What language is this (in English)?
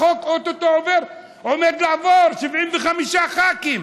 Hebrew